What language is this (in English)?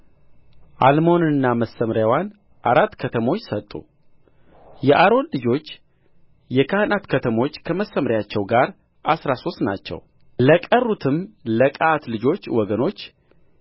Amharic